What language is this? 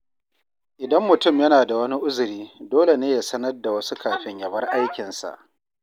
Hausa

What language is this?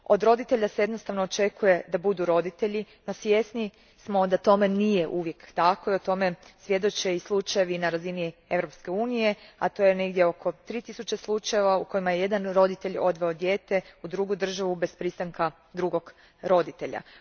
Croatian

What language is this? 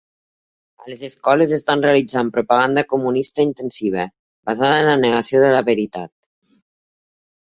Catalan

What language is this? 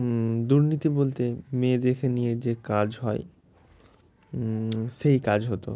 Bangla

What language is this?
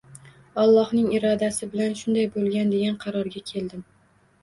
Uzbek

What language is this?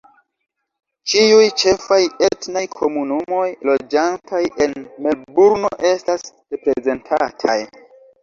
Esperanto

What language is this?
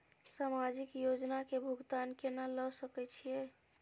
Maithili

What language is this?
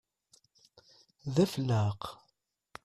Kabyle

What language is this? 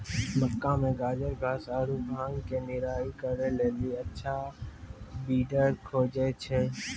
Maithili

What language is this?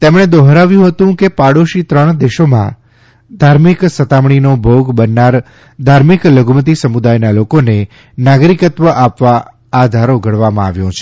Gujarati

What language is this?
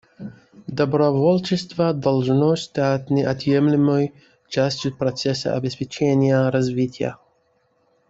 Russian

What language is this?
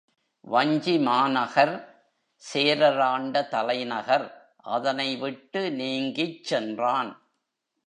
Tamil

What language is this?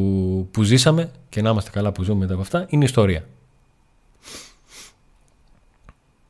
Greek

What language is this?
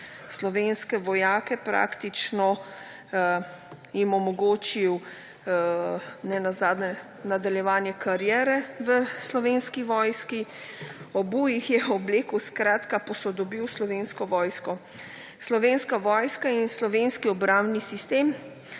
Slovenian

